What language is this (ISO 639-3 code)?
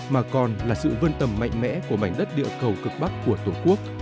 vie